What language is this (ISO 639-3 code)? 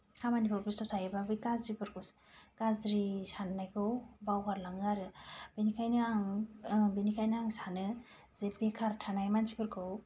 brx